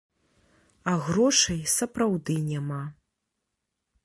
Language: Belarusian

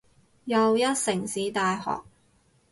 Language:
Cantonese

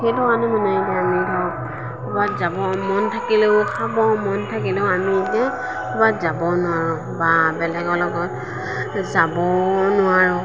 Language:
Assamese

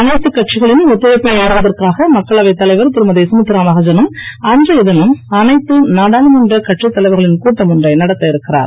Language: Tamil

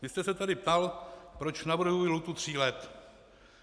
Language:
Czech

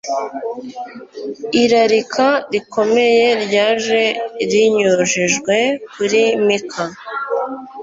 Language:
Kinyarwanda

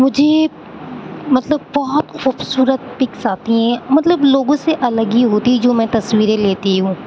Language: Urdu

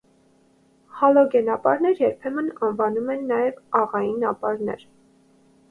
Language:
Armenian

